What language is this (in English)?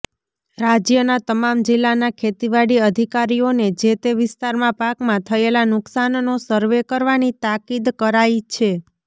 Gujarati